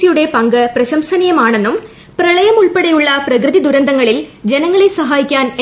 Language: Malayalam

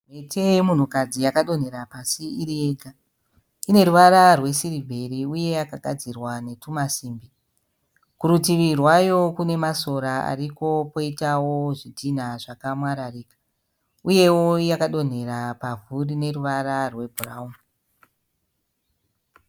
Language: Shona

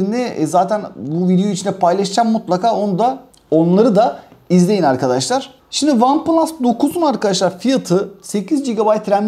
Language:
Turkish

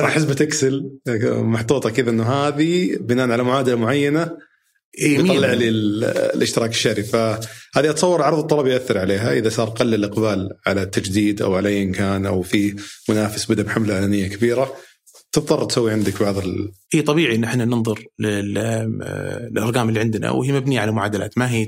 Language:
Arabic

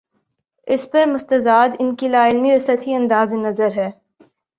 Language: Urdu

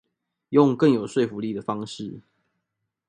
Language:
Chinese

